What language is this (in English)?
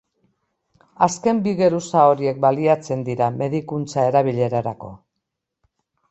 Basque